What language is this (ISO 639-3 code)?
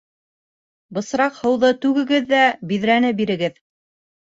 bak